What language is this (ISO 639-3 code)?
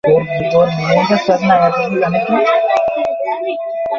ben